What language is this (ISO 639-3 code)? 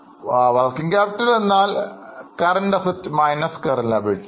mal